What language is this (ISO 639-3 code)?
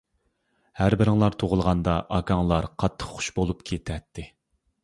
uig